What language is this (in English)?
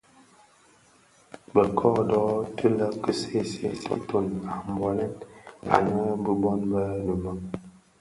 Bafia